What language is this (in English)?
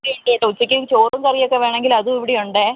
Malayalam